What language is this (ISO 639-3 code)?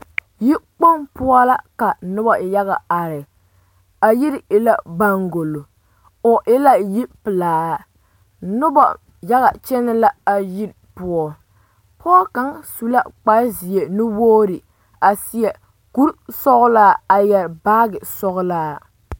dga